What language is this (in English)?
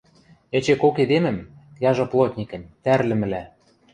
Western Mari